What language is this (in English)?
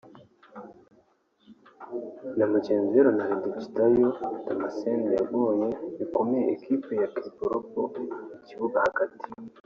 Kinyarwanda